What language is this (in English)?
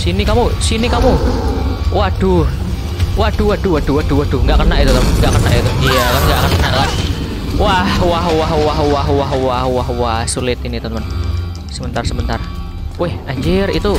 Indonesian